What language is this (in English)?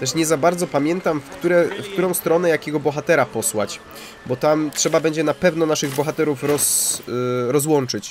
Polish